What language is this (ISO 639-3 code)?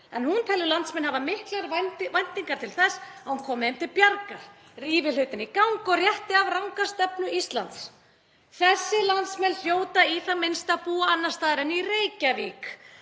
isl